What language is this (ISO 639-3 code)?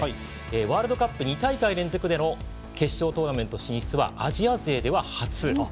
jpn